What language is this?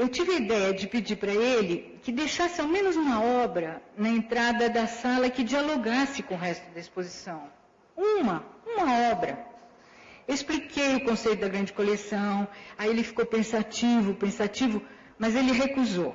Portuguese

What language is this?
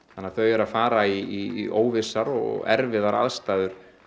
Icelandic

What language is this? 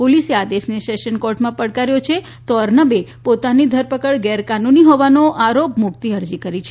Gujarati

